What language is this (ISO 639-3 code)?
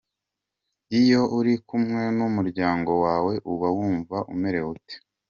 kin